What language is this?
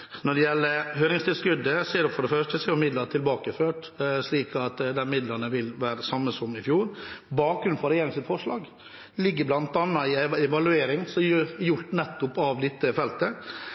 Norwegian Nynorsk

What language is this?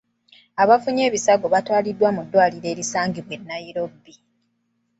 Ganda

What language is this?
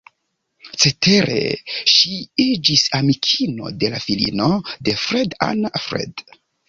Esperanto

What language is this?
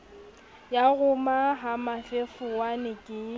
Southern Sotho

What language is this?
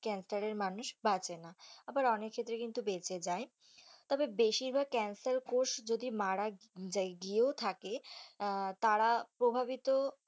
Bangla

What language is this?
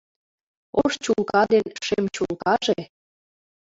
Mari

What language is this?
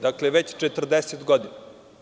Serbian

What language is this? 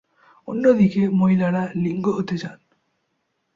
Bangla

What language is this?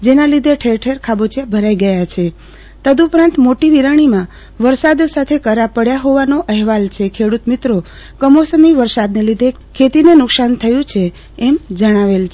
Gujarati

